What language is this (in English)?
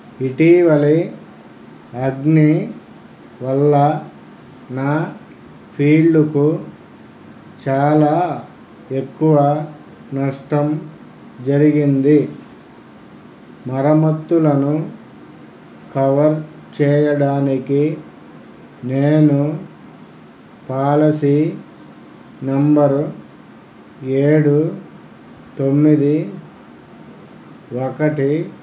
Telugu